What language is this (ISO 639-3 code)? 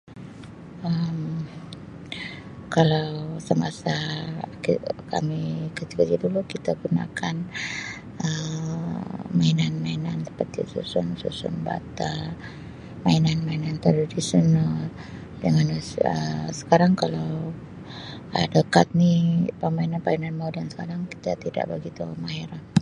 msi